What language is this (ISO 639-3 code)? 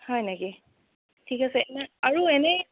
asm